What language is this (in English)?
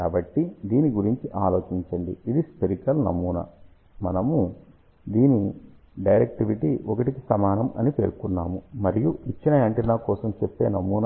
Telugu